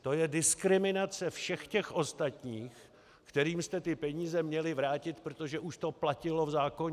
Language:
Czech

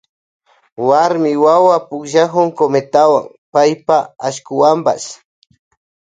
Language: Loja Highland Quichua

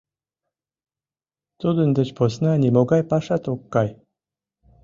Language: Mari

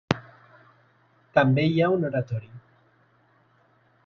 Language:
Catalan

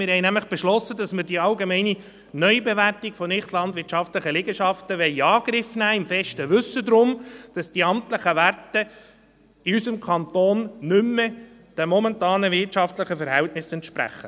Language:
Swiss German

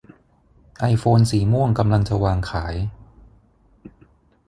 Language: Thai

